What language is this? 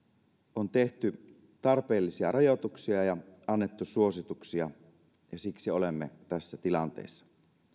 Finnish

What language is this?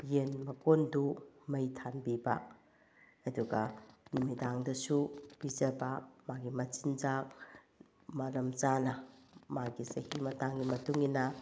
Manipuri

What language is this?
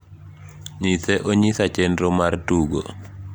Luo (Kenya and Tanzania)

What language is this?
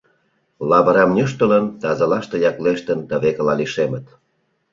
Mari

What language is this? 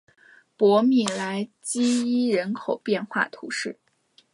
Chinese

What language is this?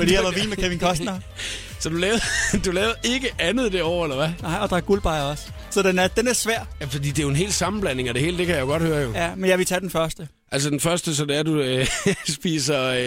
Danish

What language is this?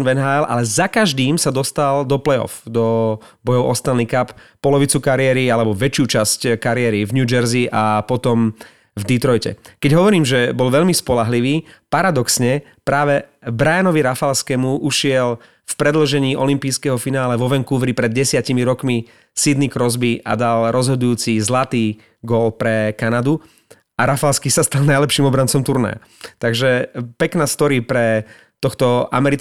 Slovak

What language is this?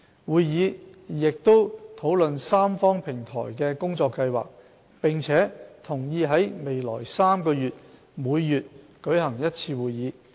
Cantonese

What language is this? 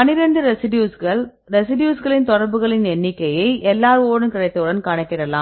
Tamil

